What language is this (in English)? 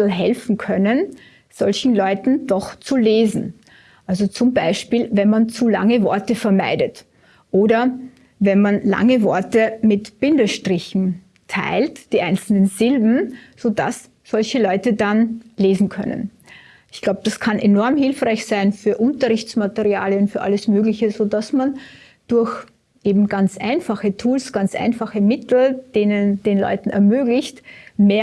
German